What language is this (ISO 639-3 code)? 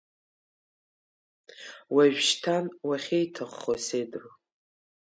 abk